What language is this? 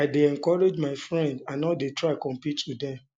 Nigerian Pidgin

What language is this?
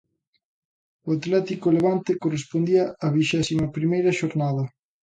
Galician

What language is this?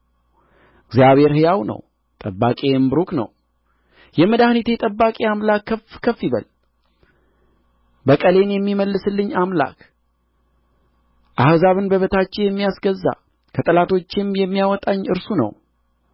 Amharic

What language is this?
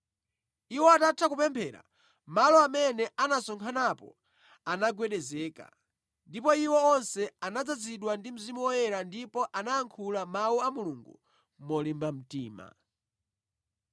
Nyanja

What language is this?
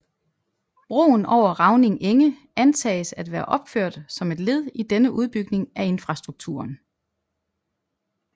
Danish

